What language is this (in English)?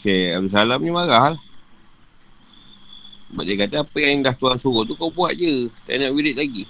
Malay